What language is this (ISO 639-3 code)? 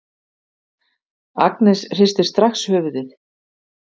isl